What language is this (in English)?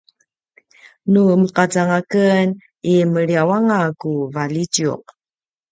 Paiwan